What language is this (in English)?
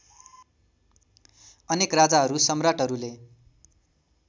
Nepali